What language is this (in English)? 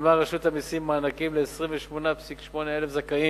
Hebrew